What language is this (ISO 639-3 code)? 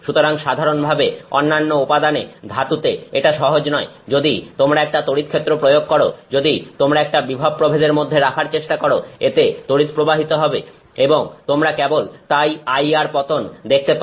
ben